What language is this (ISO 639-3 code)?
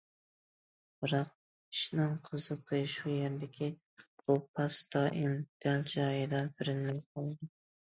uig